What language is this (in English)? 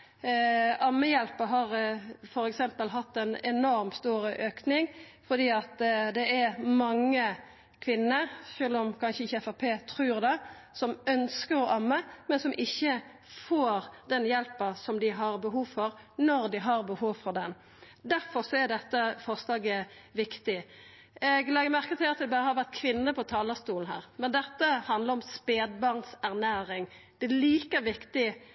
Norwegian Nynorsk